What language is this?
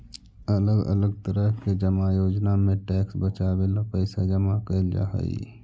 Magahi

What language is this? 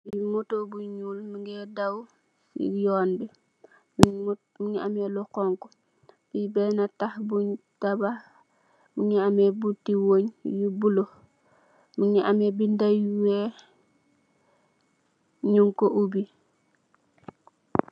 Wolof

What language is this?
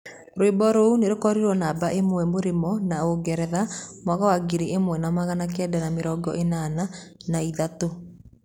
Kikuyu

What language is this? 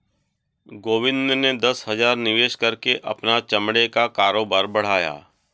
Hindi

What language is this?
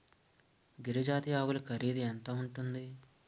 Telugu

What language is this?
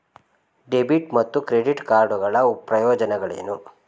Kannada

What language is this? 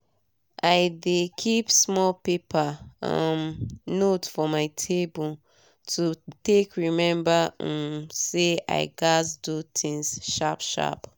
Nigerian Pidgin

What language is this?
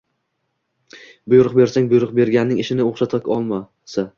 Uzbek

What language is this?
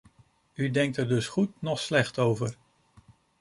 Dutch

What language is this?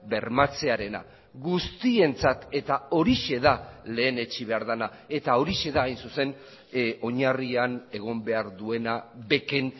Basque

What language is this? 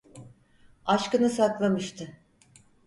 Turkish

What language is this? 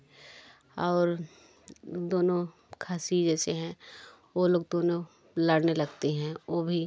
Hindi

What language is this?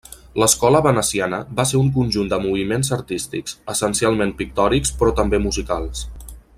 Catalan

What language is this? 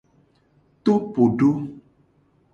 Gen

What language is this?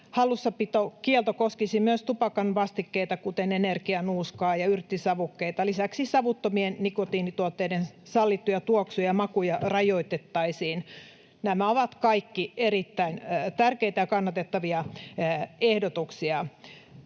Finnish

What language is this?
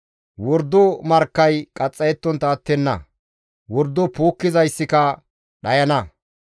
Gamo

